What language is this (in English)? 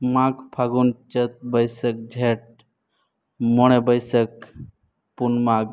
Santali